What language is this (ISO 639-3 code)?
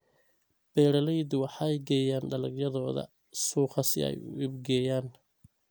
som